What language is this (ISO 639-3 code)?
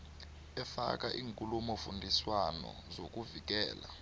nbl